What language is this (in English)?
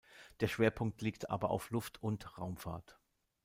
German